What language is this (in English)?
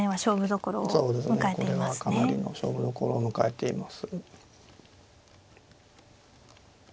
Japanese